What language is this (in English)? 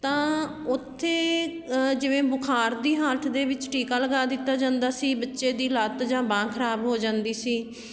Punjabi